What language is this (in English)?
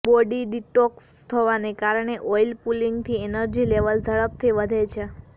Gujarati